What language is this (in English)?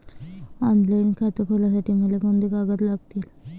Marathi